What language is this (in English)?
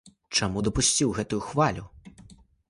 Belarusian